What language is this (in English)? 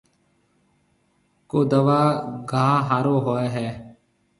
Marwari (Pakistan)